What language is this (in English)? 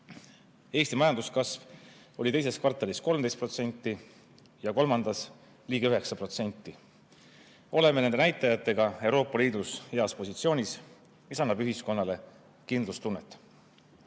Estonian